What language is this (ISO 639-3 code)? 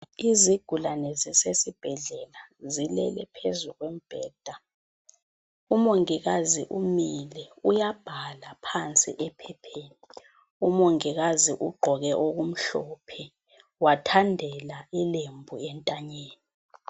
nde